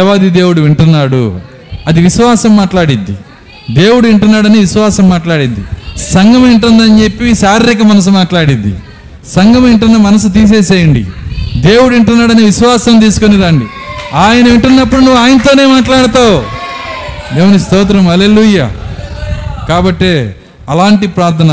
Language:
Telugu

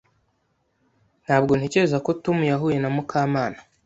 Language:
Kinyarwanda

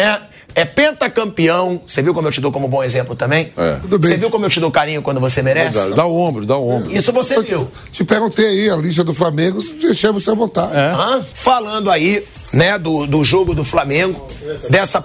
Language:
Portuguese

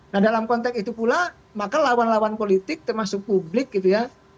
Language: Indonesian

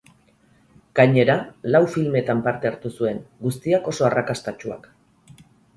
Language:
Basque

